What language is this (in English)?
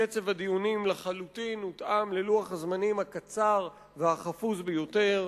Hebrew